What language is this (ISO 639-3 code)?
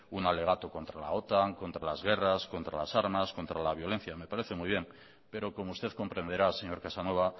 spa